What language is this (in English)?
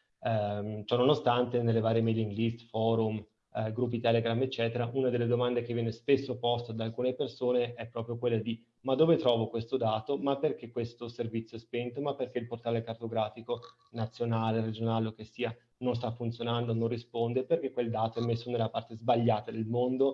Italian